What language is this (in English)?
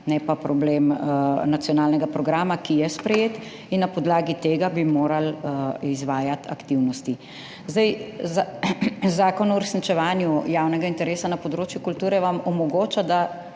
Slovenian